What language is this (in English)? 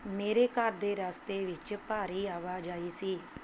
Punjabi